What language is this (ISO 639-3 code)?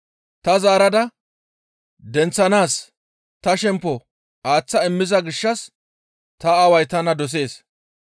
gmv